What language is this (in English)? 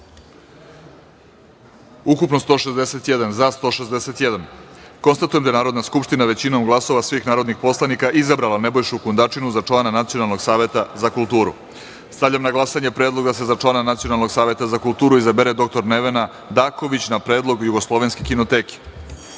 Serbian